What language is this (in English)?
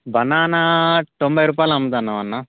Telugu